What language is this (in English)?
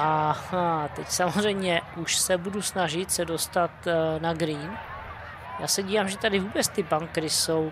Czech